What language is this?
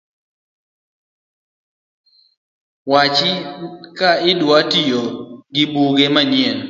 Luo (Kenya and Tanzania)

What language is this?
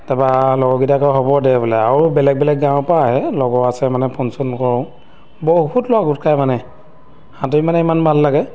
Assamese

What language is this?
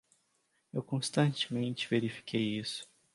Portuguese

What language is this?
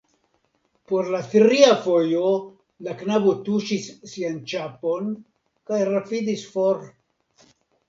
Esperanto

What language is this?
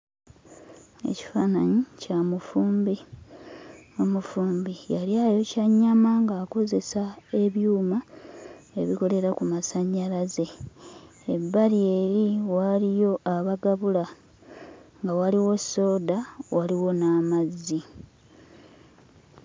Ganda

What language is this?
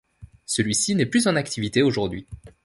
French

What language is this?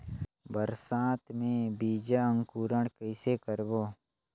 Chhattisgarhi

